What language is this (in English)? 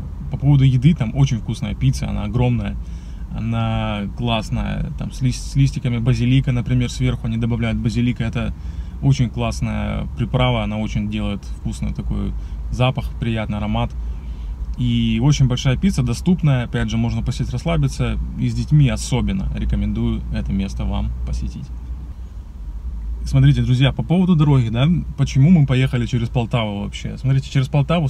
Russian